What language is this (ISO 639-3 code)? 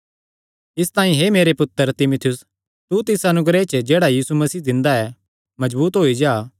xnr